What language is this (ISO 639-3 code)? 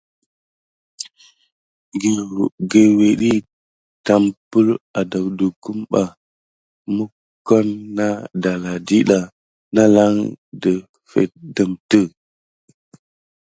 gid